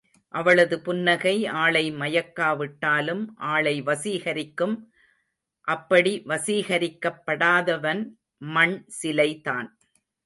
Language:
Tamil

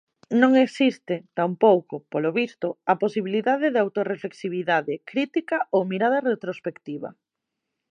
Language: Galician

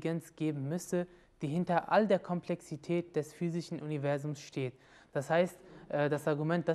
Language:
German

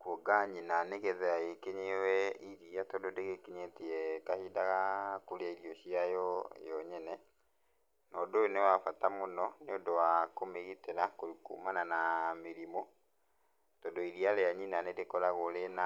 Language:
Kikuyu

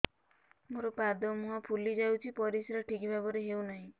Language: Odia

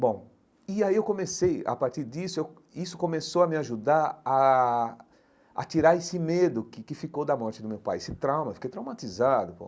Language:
Portuguese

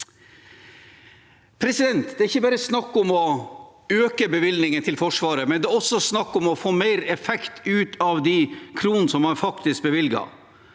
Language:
Norwegian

